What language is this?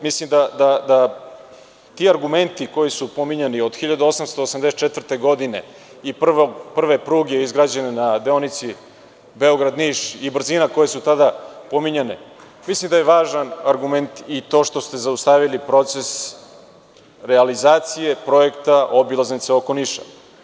Serbian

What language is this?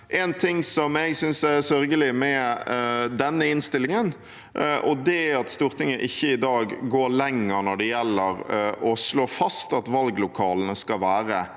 Norwegian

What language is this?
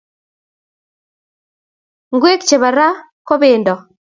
Kalenjin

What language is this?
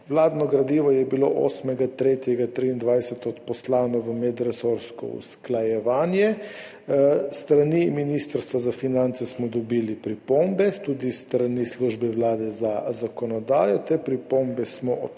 Slovenian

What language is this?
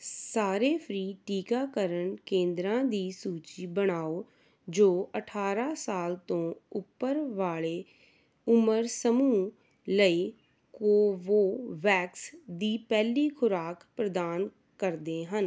Punjabi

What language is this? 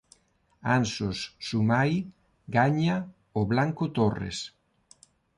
Galician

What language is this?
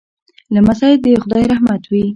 Pashto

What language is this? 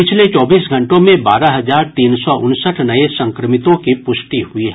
Hindi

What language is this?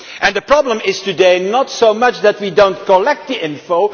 English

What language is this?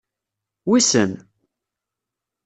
Kabyle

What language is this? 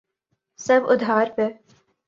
Urdu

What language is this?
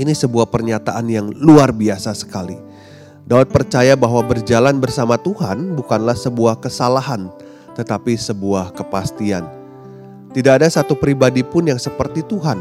Indonesian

